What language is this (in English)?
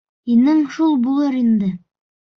Bashkir